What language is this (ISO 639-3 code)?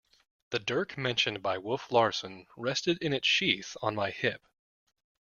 eng